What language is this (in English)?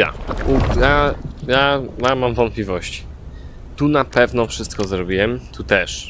Polish